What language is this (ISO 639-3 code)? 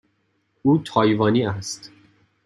fas